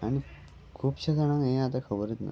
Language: Konkani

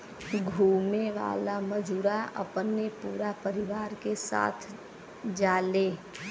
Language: Bhojpuri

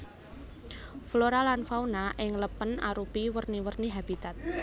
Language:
Javanese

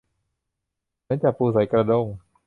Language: Thai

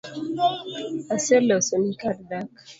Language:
Luo (Kenya and Tanzania)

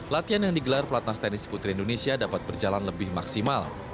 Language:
Indonesian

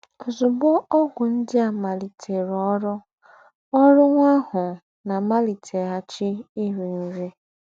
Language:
Igbo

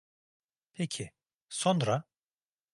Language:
Turkish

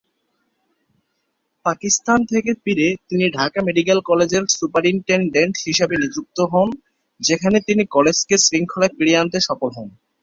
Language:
Bangla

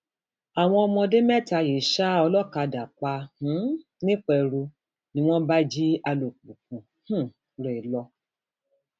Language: Yoruba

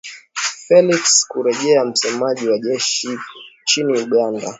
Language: Swahili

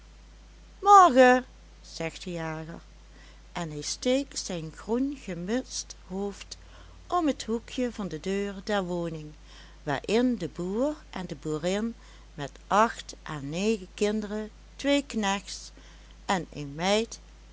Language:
Dutch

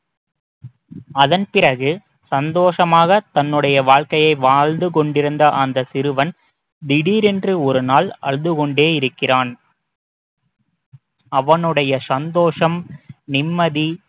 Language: Tamil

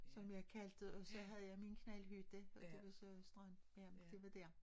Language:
Danish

